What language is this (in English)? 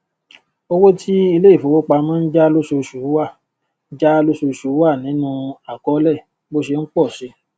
Yoruba